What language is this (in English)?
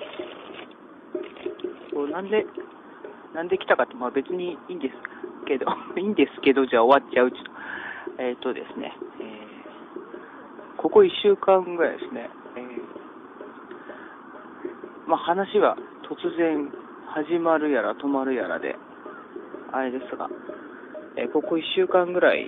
Japanese